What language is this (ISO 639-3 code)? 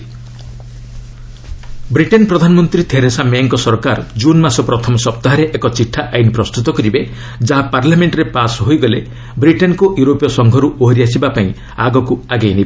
ori